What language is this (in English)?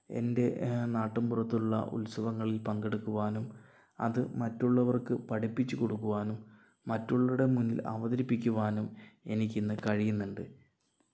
Malayalam